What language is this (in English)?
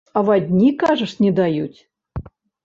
Belarusian